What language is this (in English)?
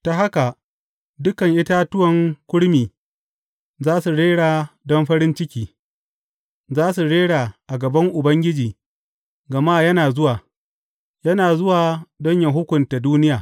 Hausa